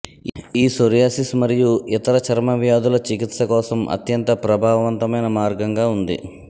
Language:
Telugu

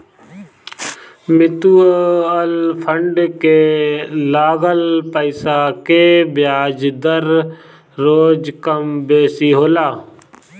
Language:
Bhojpuri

